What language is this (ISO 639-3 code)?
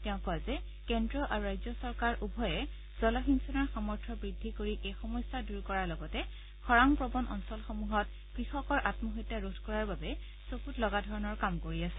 asm